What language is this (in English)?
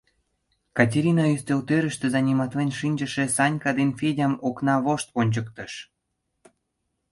Mari